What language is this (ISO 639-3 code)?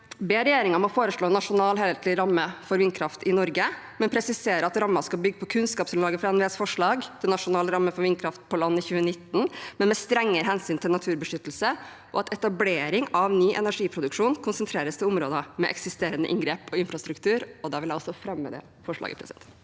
nor